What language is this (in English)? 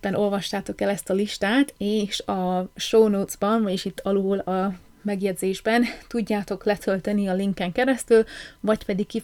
Hungarian